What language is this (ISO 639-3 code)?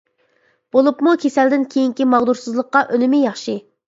uig